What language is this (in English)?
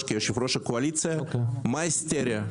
Hebrew